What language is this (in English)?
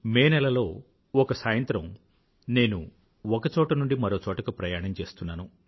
Telugu